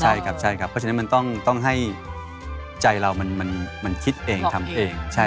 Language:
Thai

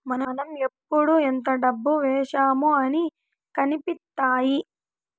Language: Telugu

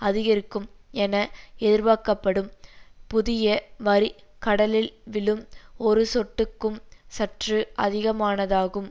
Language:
Tamil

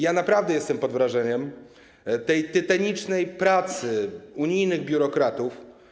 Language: Polish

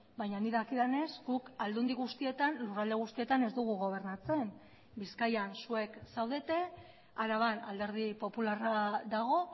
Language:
Basque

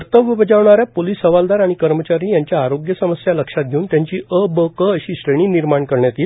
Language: Marathi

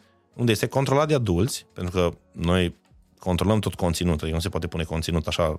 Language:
Romanian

